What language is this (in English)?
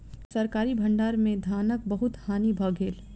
Maithili